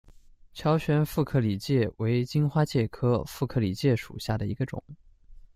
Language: Chinese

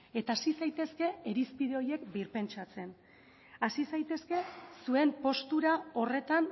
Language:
Basque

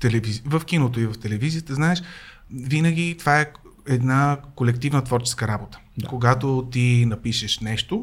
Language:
Bulgarian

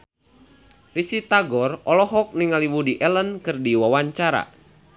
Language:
Sundanese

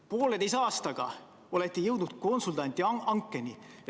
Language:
Estonian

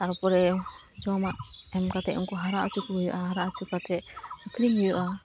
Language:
Santali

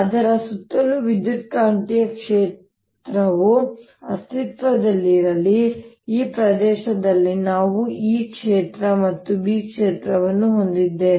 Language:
Kannada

